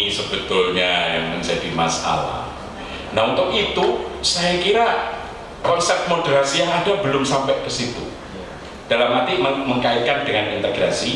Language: Indonesian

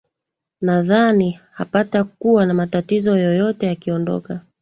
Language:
Swahili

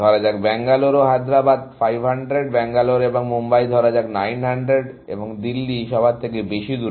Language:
Bangla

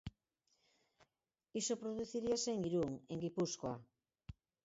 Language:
Galician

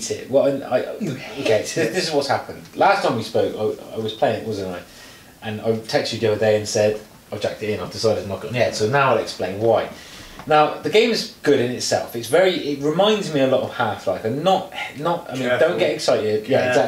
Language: English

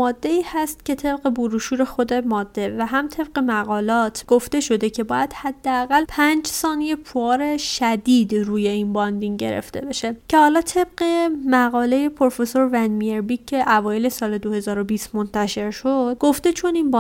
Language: Persian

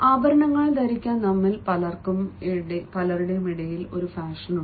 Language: Malayalam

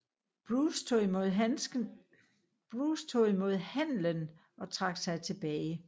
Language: Danish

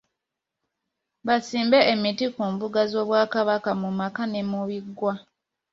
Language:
Ganda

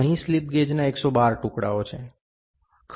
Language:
Gujarati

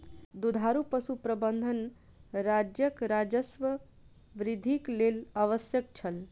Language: Maithili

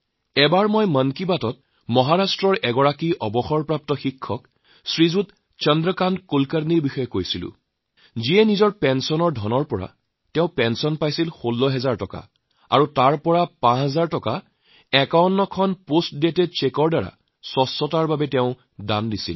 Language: Assamese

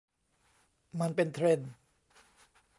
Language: Thai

